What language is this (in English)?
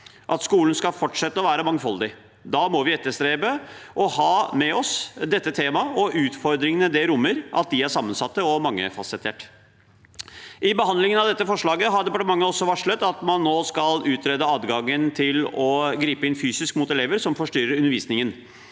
Norwegian